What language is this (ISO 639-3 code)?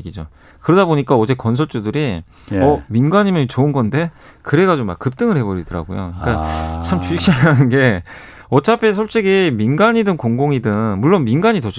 kor